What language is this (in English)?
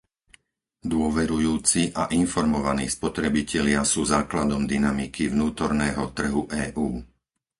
Slovak